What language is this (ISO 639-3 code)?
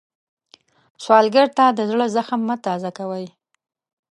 pus